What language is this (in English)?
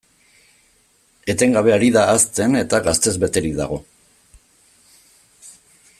Basque